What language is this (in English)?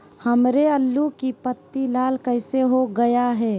Magahi